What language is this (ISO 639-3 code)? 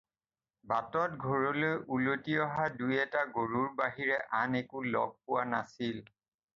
asm